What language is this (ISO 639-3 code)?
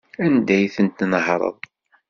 kab